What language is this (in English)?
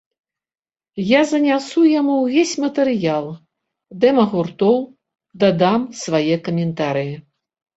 Belarusian